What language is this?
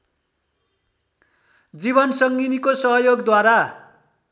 Nepali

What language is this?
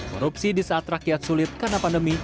Indonesian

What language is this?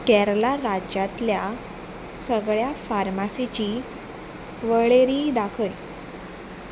Konkani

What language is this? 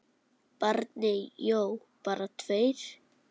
Icelandic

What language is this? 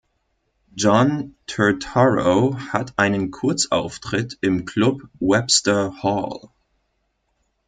German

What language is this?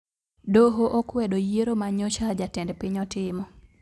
Luo (Kenya and Tanzania)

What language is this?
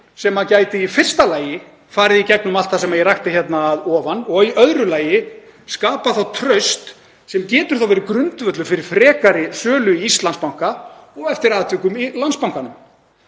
Icelandic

